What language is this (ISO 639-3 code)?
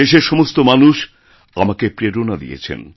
ben